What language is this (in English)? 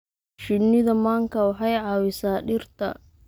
Somali